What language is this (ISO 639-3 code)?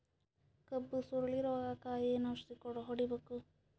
kan